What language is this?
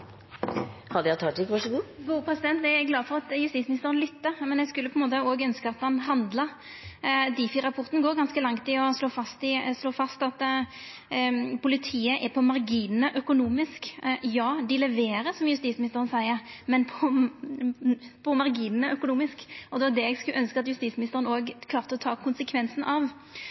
Norwegian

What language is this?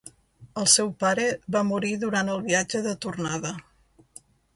Catalan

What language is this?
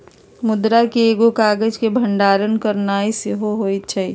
Magahi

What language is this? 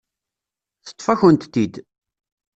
Kabyle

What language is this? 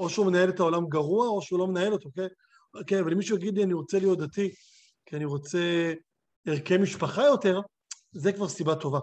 Hebrew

